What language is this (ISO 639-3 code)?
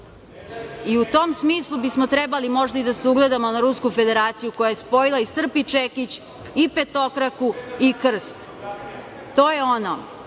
srp